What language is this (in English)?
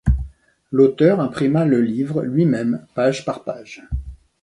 French